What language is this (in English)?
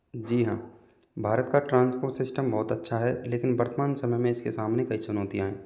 Hindi